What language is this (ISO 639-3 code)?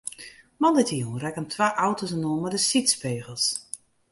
fry